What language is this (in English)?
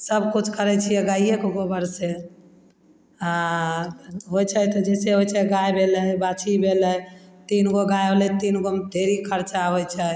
Maithili